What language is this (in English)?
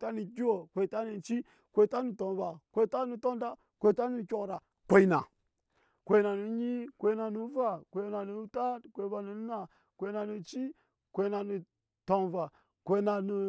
Nyankpa